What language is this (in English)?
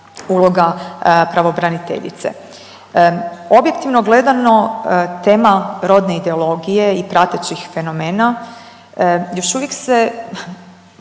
Croatian